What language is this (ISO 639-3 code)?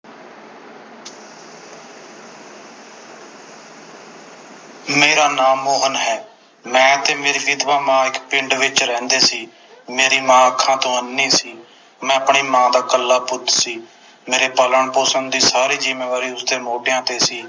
pan